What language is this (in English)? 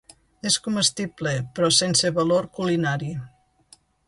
Catalan